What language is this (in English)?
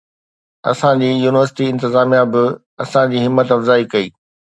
Sindhi